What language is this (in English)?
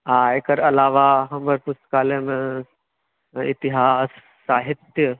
Maithili